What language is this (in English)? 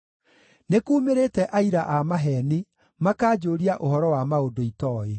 Kikuyu